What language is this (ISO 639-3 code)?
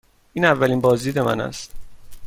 fas